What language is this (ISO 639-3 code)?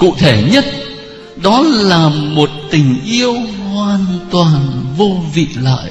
vie